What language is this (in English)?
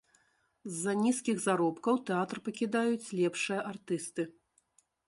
Belarusian